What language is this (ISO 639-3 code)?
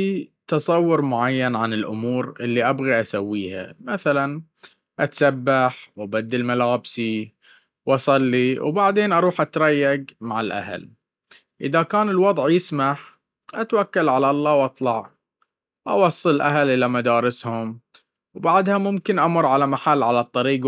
abv